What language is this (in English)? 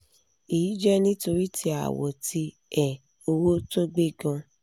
Yoruba